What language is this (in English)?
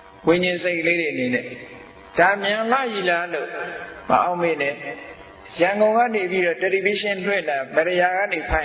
Vietnamese